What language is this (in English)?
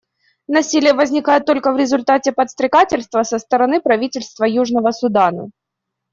Russian